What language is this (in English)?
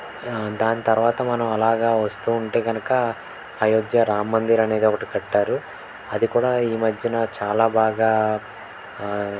Telugu